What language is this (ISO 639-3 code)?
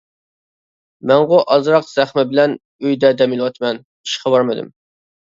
uig